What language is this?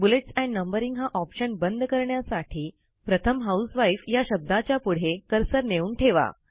Marathi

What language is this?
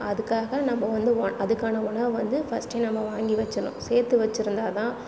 Tamil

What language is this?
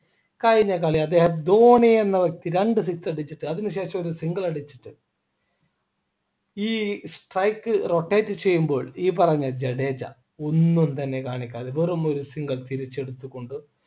Malayalam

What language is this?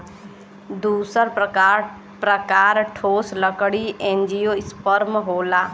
Bhojpuri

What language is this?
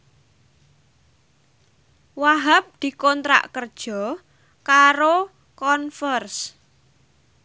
Javanese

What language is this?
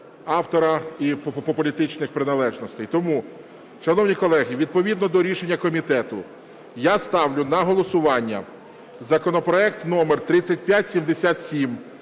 Ukrainian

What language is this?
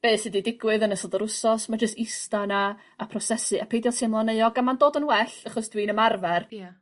Welsh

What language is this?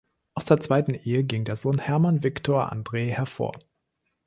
German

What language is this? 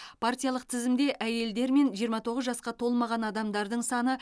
Kazakh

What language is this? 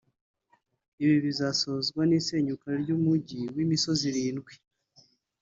Kinyarwanda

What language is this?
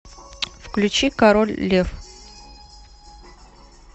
Russian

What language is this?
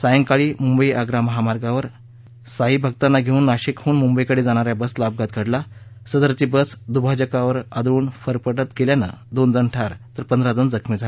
Marathi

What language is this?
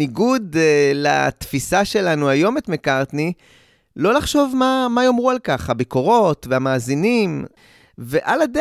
Hebrew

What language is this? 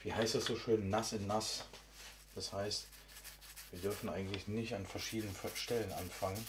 German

